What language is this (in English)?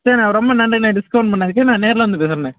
Tamil